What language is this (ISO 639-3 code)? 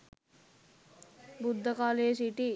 sin